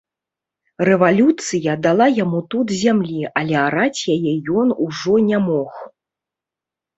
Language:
Belarusian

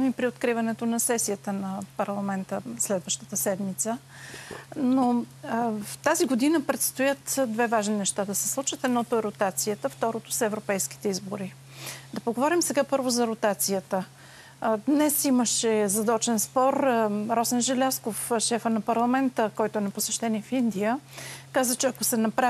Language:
Bulgarian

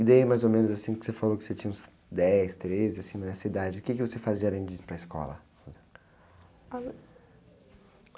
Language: Portuguese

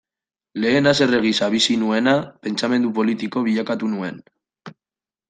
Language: Basque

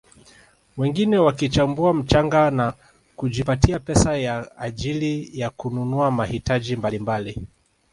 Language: Swahili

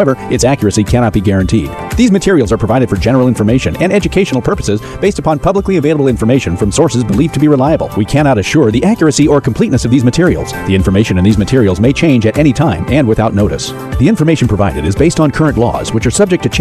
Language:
English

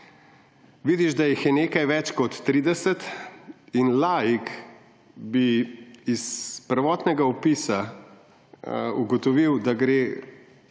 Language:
Slovenian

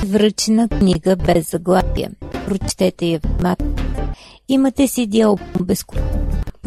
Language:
Bulgarian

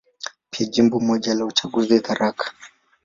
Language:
Swahili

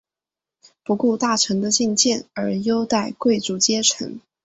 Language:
Chinese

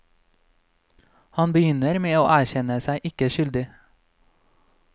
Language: Norwegian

